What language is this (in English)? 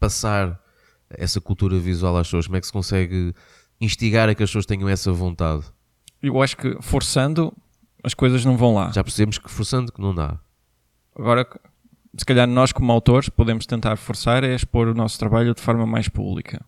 Portuguese